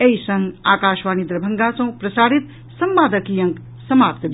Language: Maithili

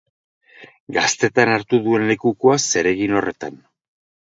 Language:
Basque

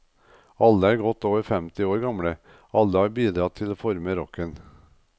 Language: Norwegian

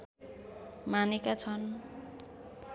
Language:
Nepali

